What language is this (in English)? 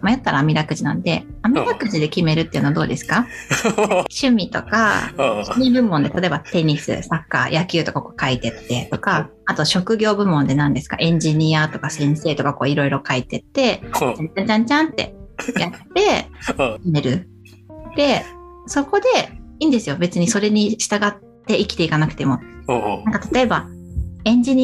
Japanese